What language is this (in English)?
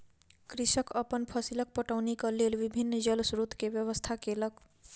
Maithili